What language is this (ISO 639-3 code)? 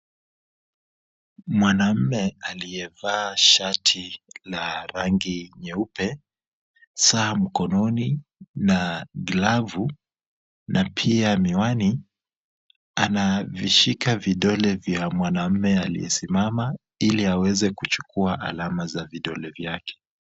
swa